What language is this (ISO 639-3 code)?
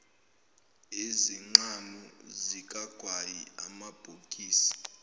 zul